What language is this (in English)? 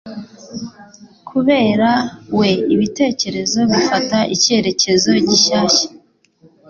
Kinyarwanda